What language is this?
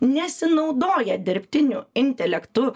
Lithuanian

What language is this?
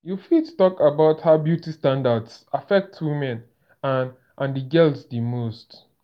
Nigerian Pidgin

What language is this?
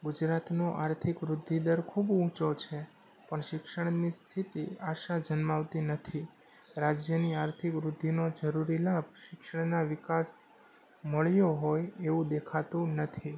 Gujarati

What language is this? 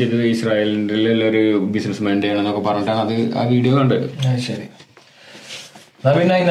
Malayalam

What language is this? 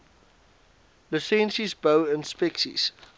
Afrikaans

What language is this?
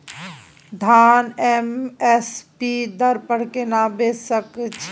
Maithili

